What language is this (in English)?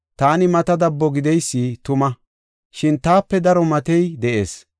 Gofa